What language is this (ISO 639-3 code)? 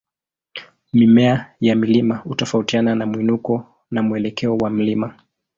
swa